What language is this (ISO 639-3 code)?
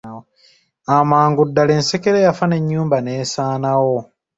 lug